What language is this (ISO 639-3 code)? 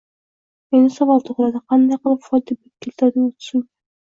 uzb